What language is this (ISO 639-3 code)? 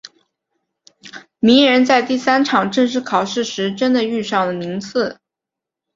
zho